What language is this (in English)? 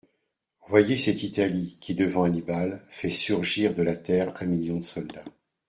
French